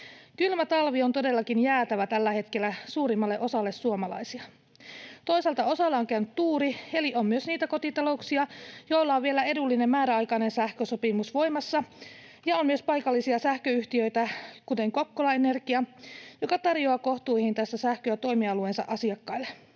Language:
Finnish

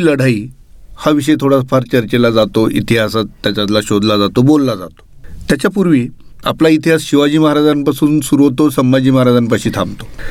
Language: Marathi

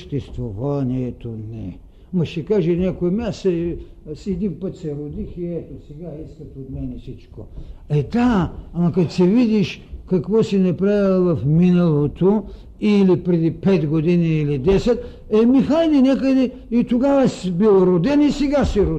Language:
Bulgarian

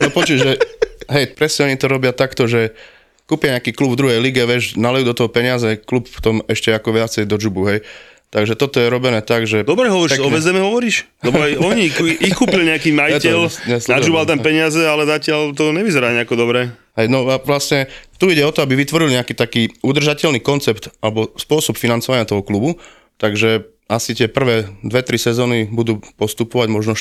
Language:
Slovak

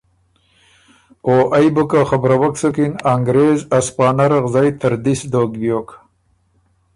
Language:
Ormuri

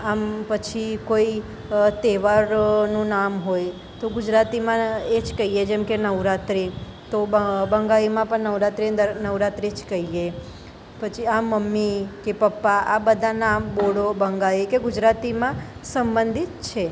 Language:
Gujarati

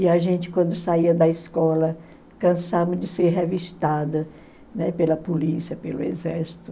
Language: Portuguese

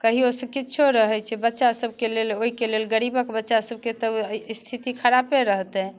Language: Maithili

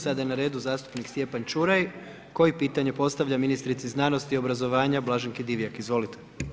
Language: Croatian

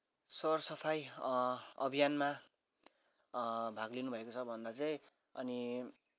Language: Nepali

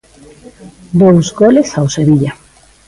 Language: Galician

